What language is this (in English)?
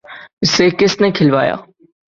Urdu